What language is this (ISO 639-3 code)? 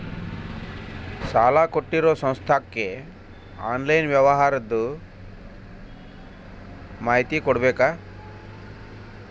kan